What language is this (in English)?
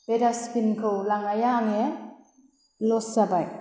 Bodo